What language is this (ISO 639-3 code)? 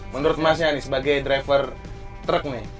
ind